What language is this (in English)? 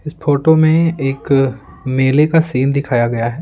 Hindi